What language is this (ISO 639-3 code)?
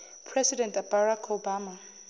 zul